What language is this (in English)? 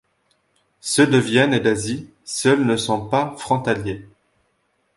French